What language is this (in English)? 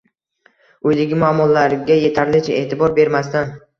Uzbek